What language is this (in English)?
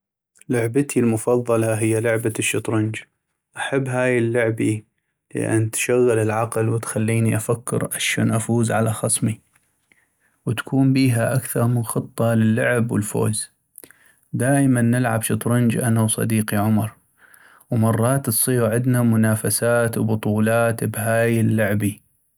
North Mesopotamian Arabic